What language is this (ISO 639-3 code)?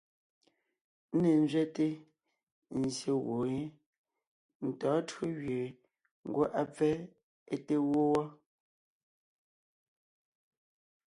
nnh